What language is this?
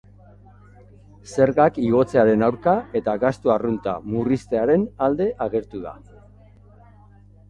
Basque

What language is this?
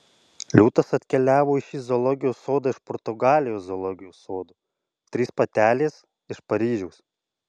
Lithuanian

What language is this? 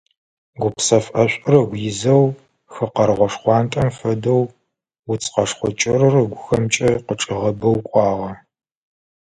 Adyghe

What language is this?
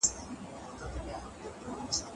Pashto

